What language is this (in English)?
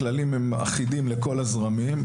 Hebrew